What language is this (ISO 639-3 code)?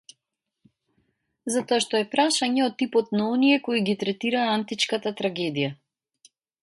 mkd